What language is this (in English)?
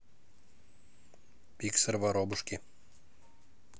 Russian